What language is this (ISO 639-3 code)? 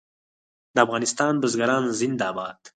pus